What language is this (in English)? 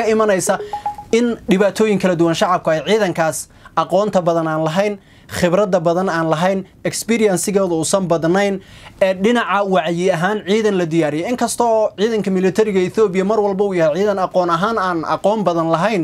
Arabic